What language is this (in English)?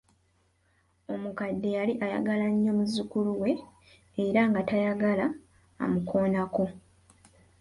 Ganda